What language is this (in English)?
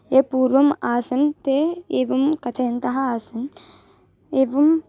Sanskrit